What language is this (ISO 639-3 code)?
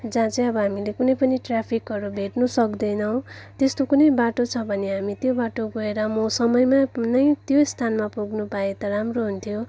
nep